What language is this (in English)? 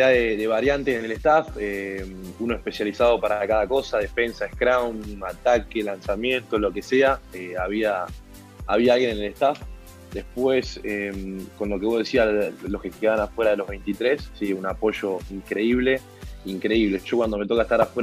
Spanish